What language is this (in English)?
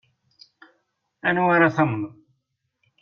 Kabyle